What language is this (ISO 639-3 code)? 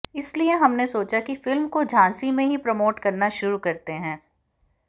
hin